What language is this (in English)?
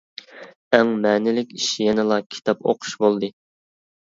Uyghur